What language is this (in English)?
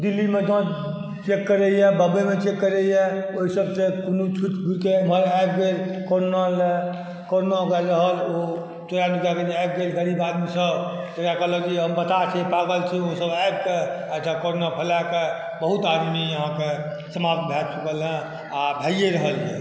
Maithili